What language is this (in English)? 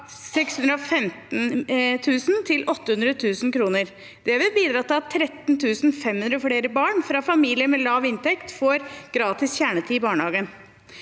Norwegian